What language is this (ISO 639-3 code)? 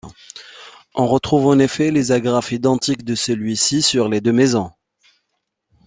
fra